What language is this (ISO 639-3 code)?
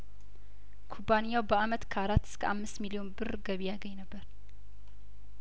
amh